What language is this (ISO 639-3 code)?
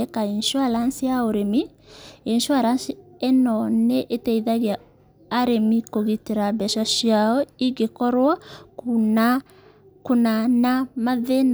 kik